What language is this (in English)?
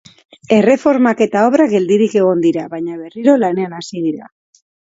Basque